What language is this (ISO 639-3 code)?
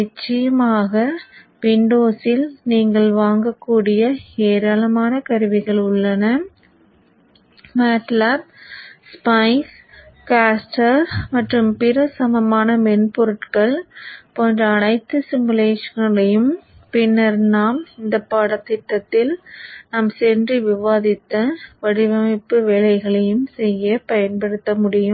tam